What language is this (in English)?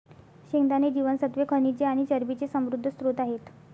Marathi